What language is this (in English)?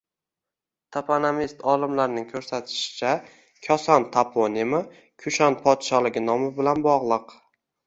Uzbek